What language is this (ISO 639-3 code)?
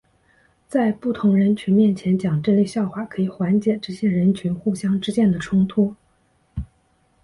zho